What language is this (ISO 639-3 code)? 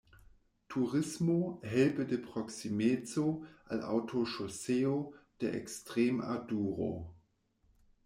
epo